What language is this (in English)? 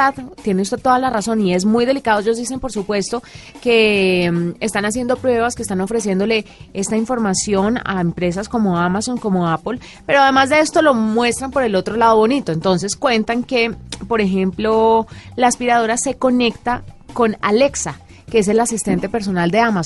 Spanish